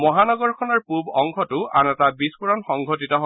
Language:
Assamese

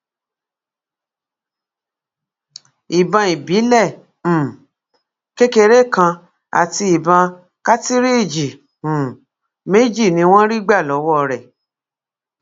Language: Yoruba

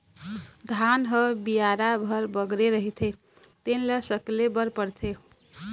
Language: Chhattisgarhi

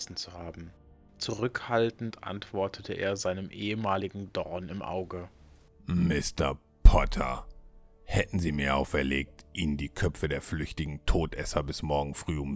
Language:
German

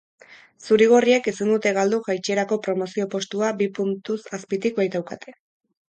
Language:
Basque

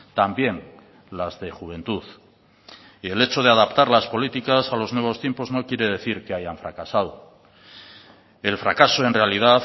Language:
Spanish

